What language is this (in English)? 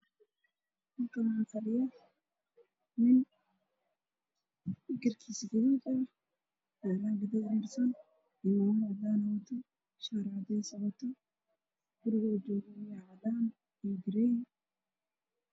Somali